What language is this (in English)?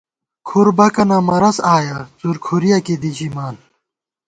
Gawar-Bati